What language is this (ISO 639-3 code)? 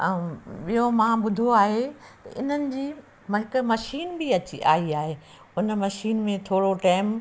snd